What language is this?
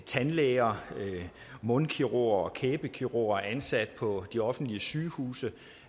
Danish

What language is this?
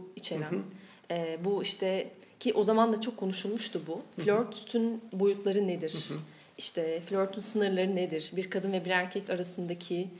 Turkish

